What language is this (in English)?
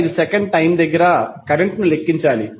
Telugu